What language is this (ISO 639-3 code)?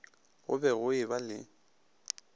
nso